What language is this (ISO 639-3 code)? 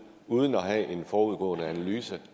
dan